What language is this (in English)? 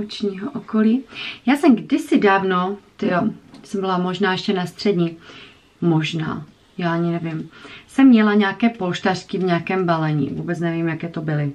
Czech